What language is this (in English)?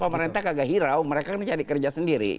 Indonesian